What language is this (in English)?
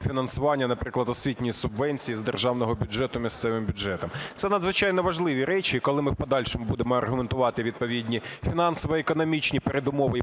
Ukrainian